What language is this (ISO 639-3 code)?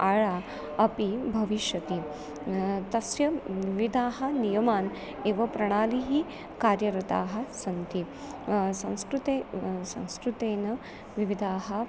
san